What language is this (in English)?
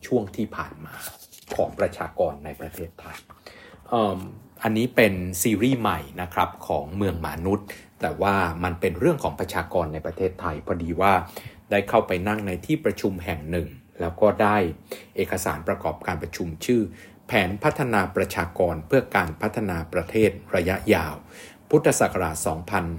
Thai